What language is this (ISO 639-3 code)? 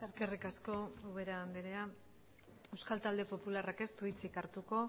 eus